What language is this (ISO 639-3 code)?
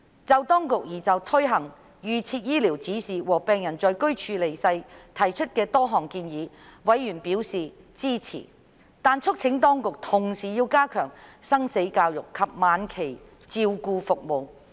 yue